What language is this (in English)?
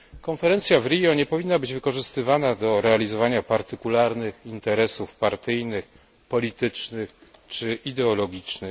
Polish